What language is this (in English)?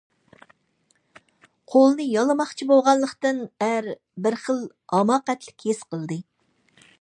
Uyghur